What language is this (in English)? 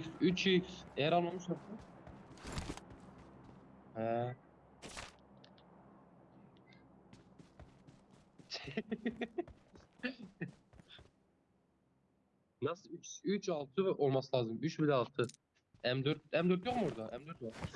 Turkish